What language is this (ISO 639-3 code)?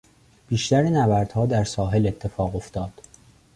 fas